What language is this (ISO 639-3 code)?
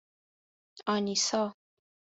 fas